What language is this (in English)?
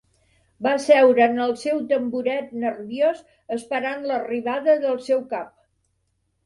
Catalan